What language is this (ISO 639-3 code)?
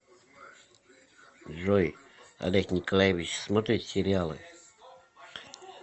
rus